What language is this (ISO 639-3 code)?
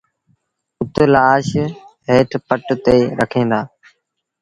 sbn